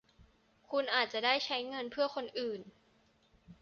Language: Thai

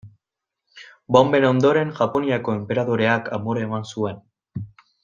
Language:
Basque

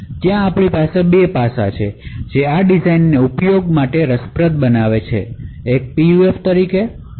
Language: Gujarati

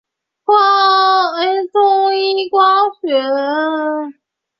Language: Chinese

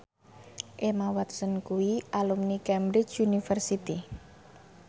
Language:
Javanese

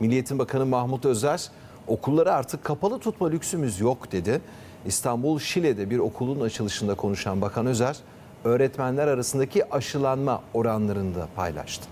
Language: Turkish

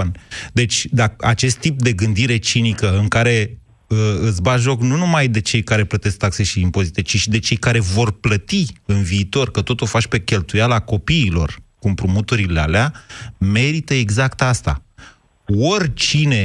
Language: Romanian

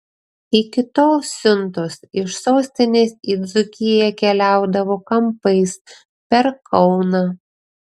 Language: Lithuanian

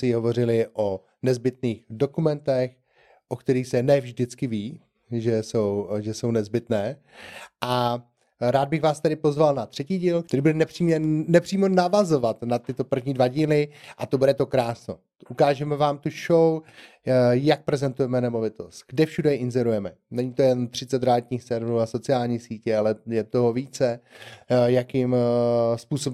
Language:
Czech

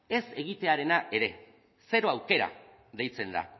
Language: Basque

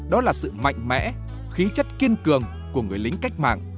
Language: Vietnamese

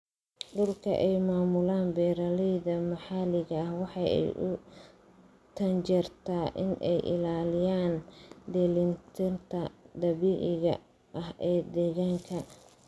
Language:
Somali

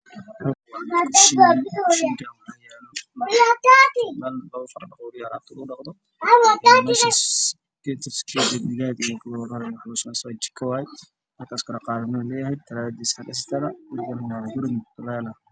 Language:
Somali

